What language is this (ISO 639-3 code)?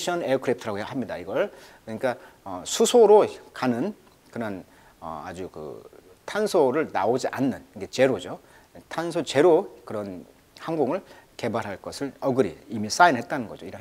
kor